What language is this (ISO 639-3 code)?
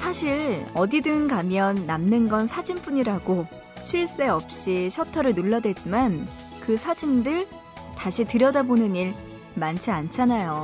kor